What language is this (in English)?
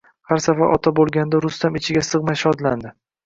Uzbek